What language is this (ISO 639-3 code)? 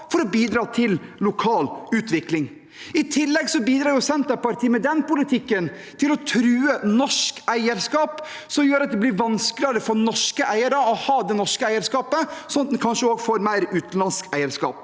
nor